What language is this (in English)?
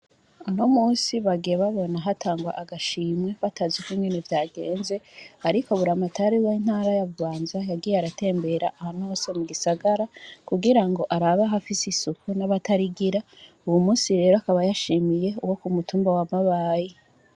Rundi